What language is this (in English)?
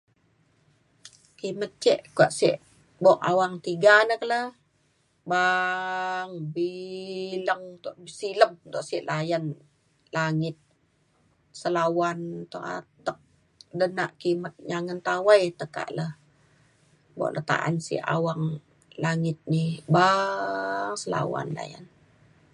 Mainstream Kenyah